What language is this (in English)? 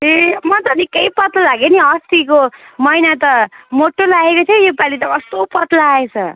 Nepali